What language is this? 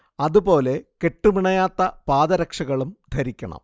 Malayalam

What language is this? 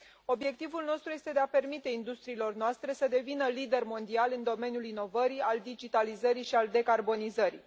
Romanian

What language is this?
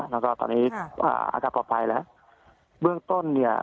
Thai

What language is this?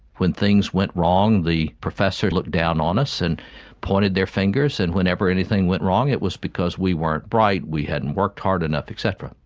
English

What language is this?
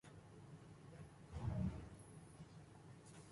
Urdu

